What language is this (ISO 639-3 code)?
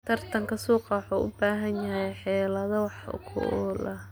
som